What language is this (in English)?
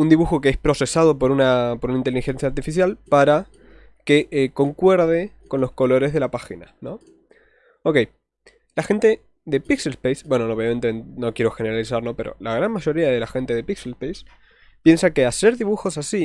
Spanish